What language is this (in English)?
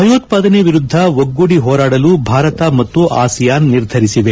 Kannada